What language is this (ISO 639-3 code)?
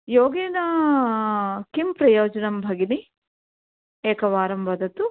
san